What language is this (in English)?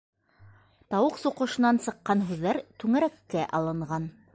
Bashkir